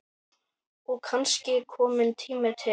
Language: Icelandic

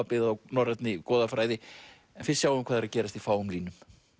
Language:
Icelandic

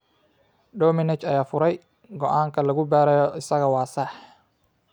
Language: Somali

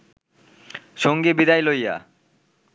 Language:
Bangla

